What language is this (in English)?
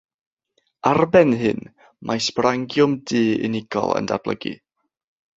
Welsh